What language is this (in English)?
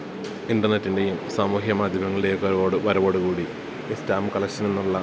Malayalam